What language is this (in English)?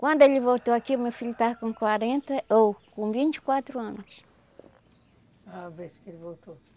Portuguese